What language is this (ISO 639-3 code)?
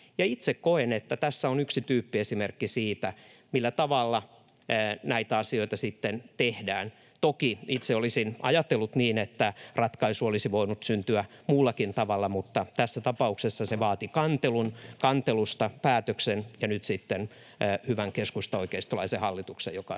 fin